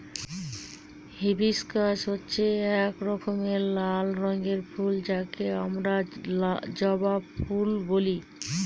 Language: Bangla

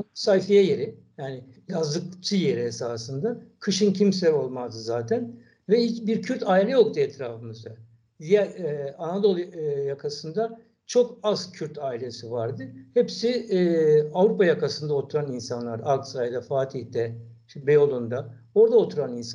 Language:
Turkish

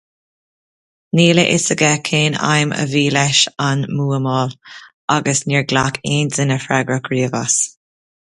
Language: Irish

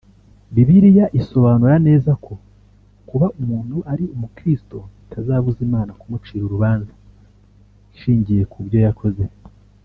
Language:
Kinyarwanda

